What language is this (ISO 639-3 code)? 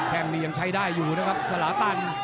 tha